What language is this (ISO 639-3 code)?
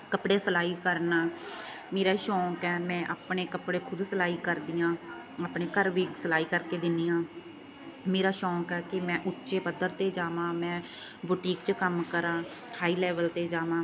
pan